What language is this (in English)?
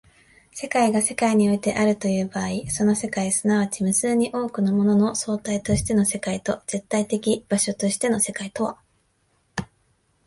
Japanese